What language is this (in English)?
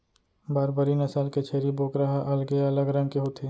Chhattisgarhi